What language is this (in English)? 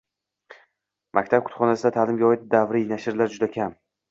Uzbek